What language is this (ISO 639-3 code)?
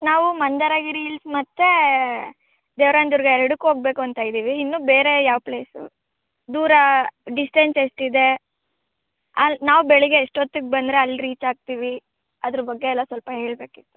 kan